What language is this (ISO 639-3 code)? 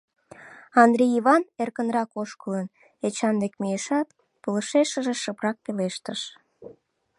chm